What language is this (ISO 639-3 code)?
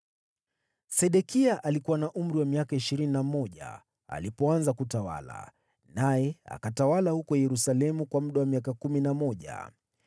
swa